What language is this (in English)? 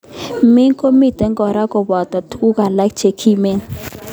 Kalenjin